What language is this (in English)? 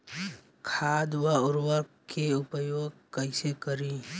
Bhojpuri